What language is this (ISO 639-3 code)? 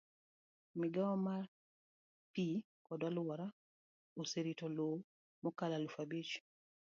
luo